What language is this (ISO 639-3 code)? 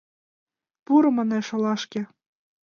chm